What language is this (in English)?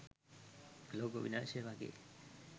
Sinhala